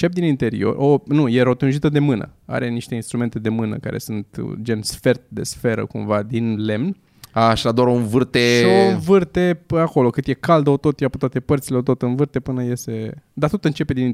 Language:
Romanian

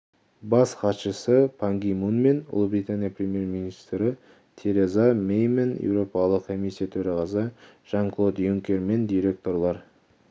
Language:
Kazakh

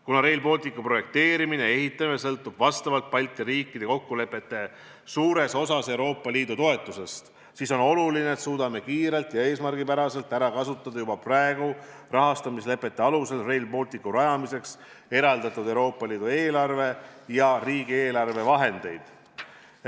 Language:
Estonian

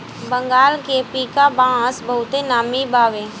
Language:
Bhojpuri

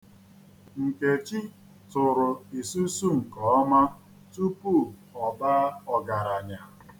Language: Igbo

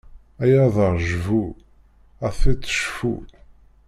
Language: Kabyle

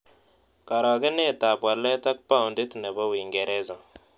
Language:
Kalenjin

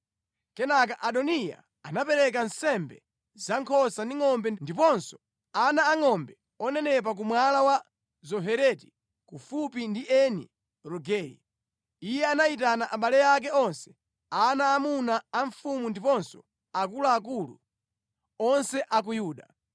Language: Nyanja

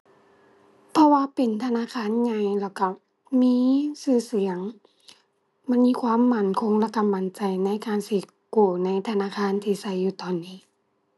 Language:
Thai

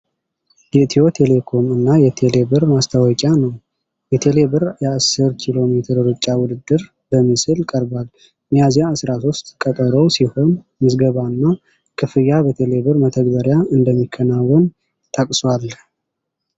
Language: Amharic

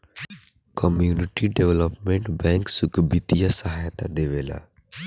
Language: Bhojpuri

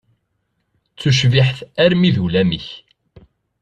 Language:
Kabyle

